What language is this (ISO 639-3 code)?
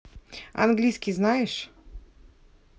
rus